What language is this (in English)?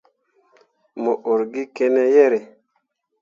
Mundang